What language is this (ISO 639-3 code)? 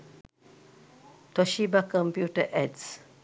sin